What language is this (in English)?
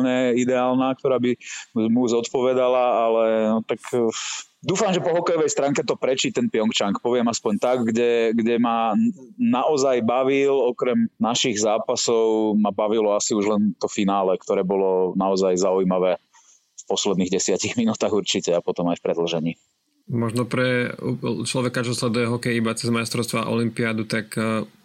Slovak